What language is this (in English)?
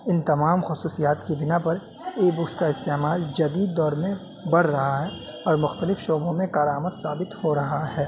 Urdu